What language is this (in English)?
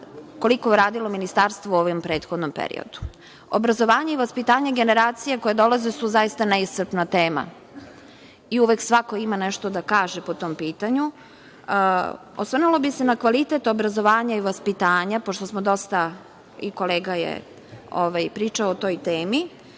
Serbian